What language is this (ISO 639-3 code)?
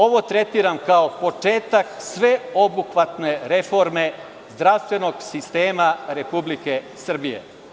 srp